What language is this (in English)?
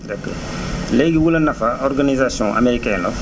Wolof